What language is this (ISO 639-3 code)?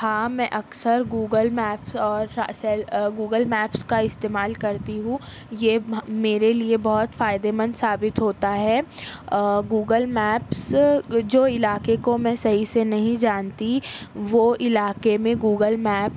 urd